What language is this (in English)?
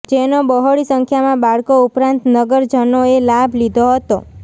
Gujarati